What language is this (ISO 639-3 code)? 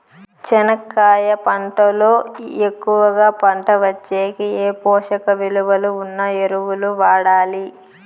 tel